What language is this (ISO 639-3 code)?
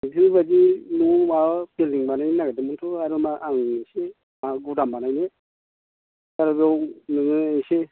brx